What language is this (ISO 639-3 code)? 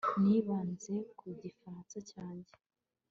kin